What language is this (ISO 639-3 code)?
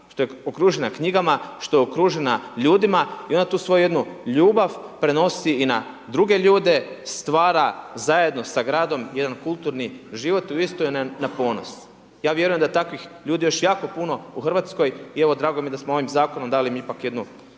hrv